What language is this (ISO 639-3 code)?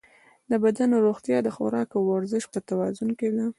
pus